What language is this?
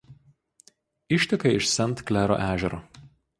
Lithuanian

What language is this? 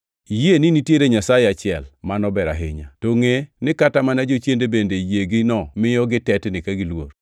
Luo (Kenya and Tanzania)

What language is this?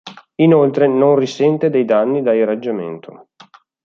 Italian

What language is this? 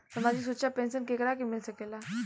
Bhojpuri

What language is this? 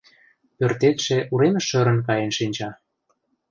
Mari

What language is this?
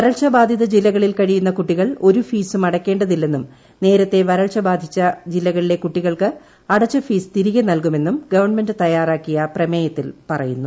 Malayalam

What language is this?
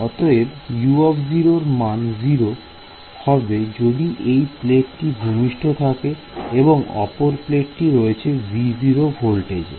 Bangla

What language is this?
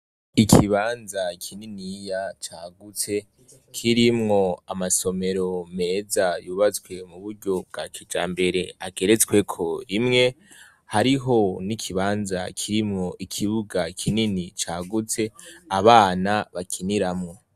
Rundi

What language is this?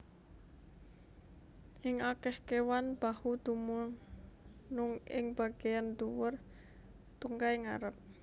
Javanese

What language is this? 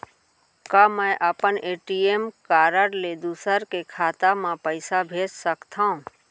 Chhattisgarhi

